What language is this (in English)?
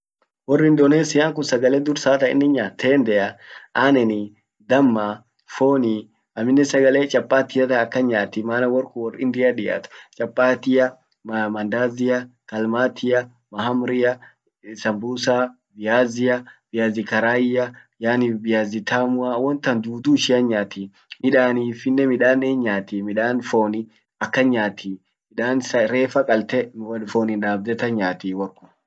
Orma